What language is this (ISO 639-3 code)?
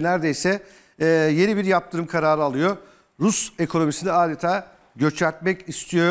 tur